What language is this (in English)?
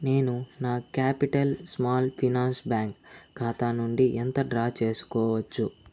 Telugu